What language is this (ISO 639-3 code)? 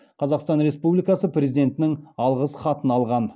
kaz